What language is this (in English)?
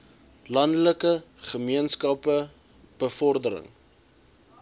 Afrikaans